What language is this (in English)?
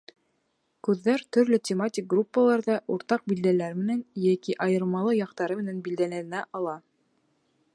Bashkir